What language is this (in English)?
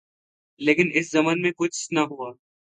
Urdu